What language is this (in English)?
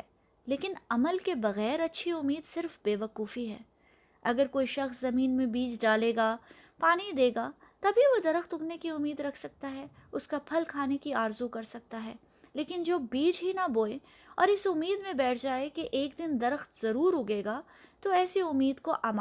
Urdu